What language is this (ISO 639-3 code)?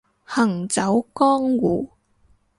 yue